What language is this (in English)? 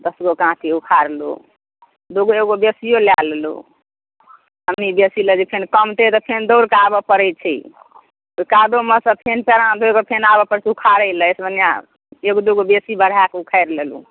Maithili